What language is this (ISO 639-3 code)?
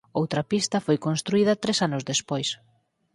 glg